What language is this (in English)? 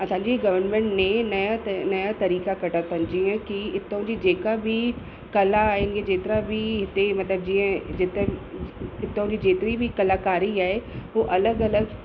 Sindhi